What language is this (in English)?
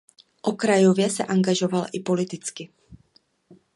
Czech